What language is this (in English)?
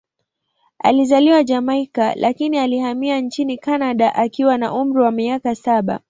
Swahili